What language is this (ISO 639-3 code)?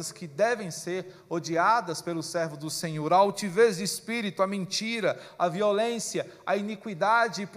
por